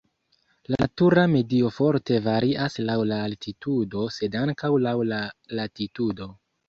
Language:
Esperanto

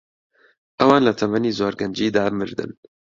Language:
Central Kurdish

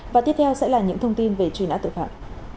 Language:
Vietnamese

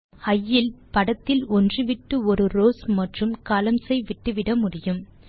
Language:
Tamil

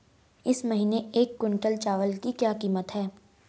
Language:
Hindi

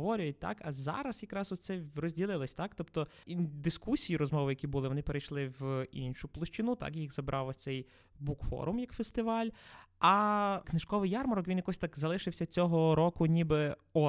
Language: Ukrainian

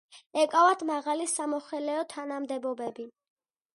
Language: Georgian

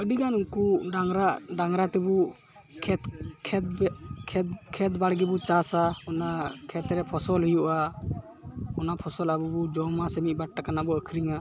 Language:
Santali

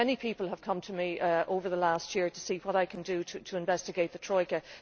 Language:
English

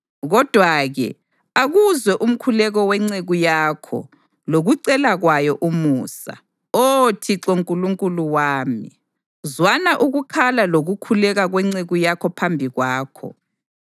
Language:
North Ndebele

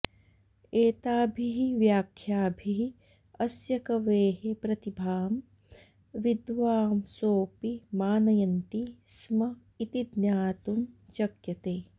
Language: Sanskrit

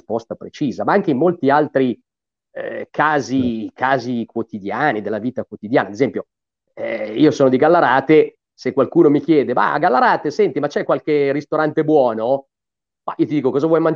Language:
Italian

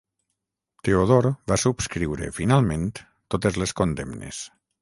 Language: Catalan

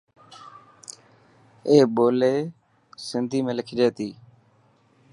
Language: Dhatki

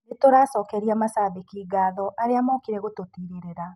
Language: Kikuyu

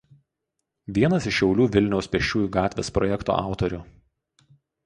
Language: Lithuanian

